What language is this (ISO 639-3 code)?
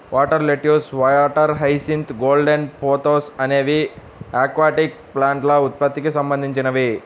tel